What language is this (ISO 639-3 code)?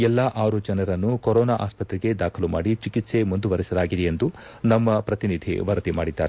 kan